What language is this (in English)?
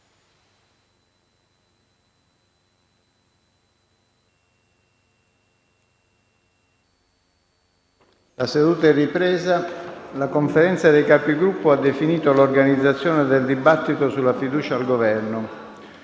Italian